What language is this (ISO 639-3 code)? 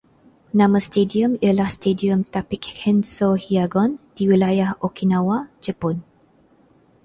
msa